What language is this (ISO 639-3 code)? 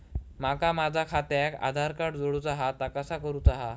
mar